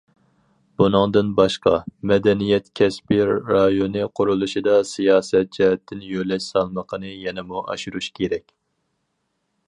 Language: Uyghur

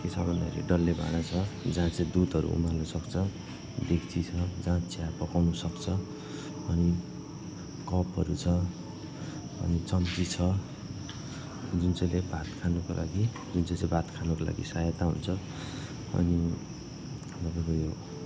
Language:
Nepali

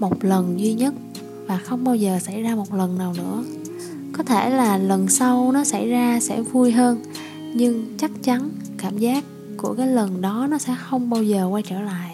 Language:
Vietnamese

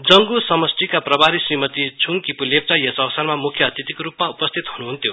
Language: Nepali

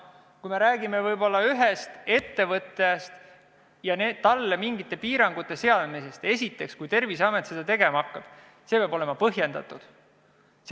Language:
Estonian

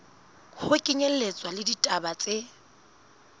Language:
Southern Sotho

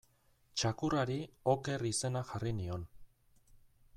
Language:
Basque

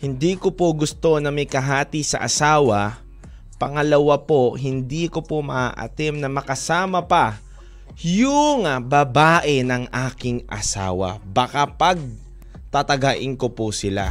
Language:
Filipino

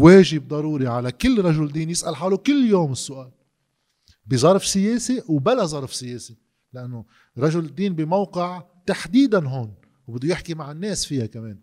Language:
Arabic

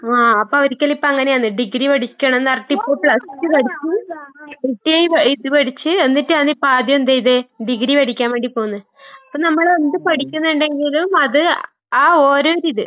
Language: Malayalam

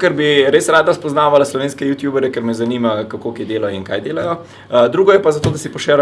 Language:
Italian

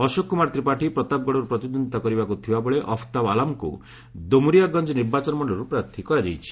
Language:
Odia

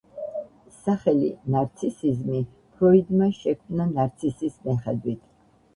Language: Georgian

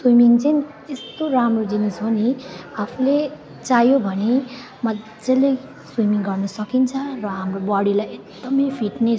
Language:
Nepali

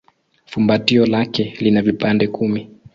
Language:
Swahili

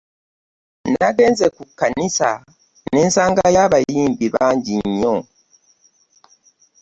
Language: Ganda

